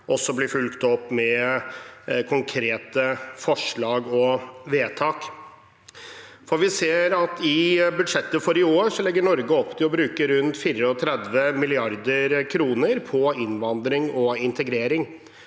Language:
Norwegian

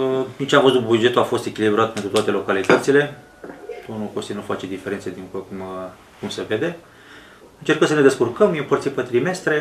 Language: Romanian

